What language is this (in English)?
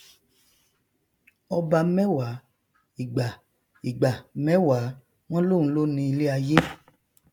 Yoruba